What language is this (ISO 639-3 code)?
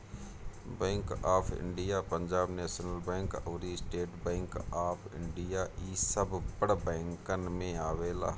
bho